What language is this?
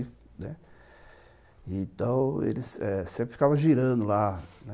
Portuguese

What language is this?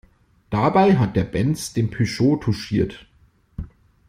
German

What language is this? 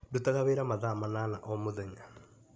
Kikuyu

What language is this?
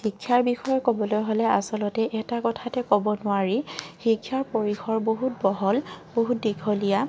Assamese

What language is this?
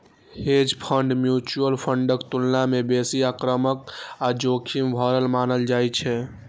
Maithili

